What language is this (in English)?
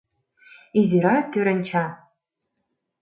Mari